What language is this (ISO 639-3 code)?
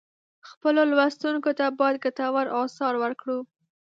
pus